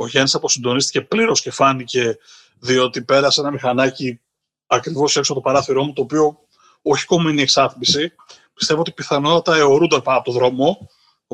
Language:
Greek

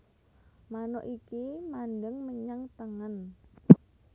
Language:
Javanese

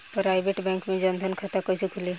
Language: Bhojpuri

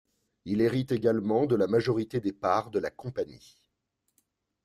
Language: French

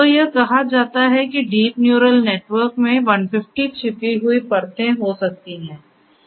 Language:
Hindi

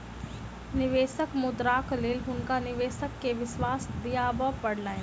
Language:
Maithili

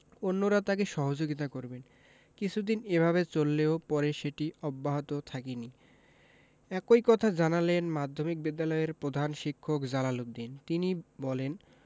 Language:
Bangla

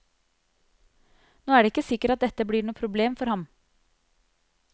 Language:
Norwegian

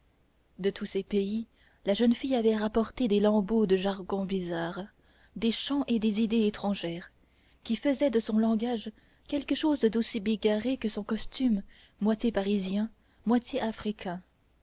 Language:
French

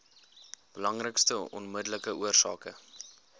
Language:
Afrikaans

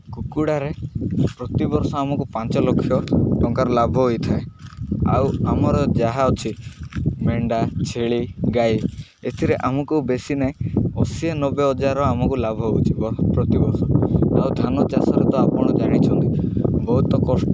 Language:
Odia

